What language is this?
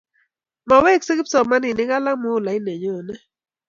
Kalenjin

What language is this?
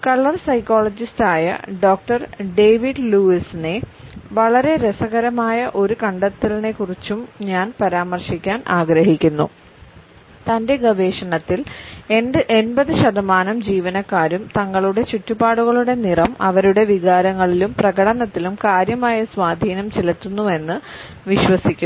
Malayalam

